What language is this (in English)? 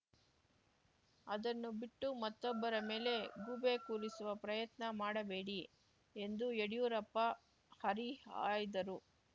Kannada